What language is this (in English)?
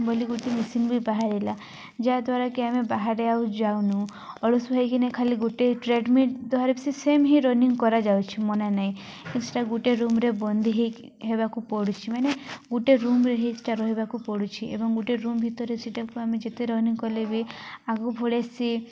Odia